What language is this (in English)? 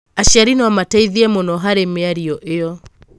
Kikuyu